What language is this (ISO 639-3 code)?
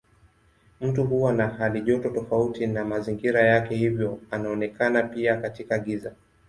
swa